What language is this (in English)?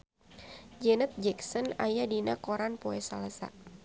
Sundanese